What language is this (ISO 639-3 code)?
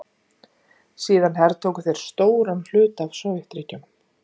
isl